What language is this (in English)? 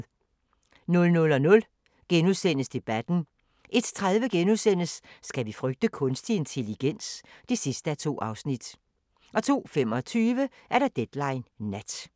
Danish